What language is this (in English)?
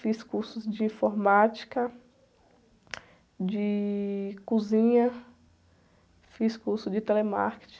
Portuguese